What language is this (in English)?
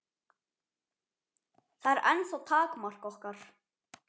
Icelandic